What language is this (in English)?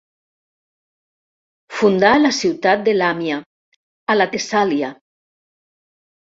Catalan